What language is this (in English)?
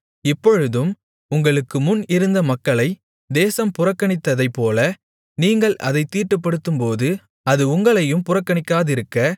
Tamil